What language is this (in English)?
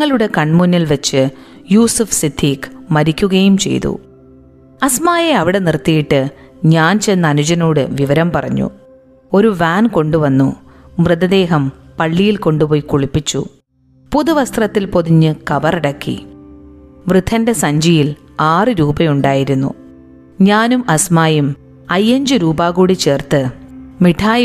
Malayalam